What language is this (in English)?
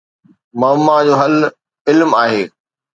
Sindhi